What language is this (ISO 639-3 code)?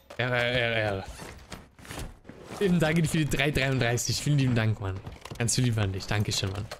deu